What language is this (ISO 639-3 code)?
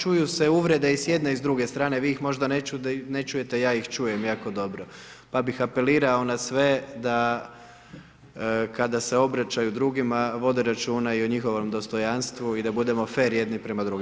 hrv